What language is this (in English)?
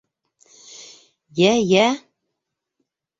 Bashkir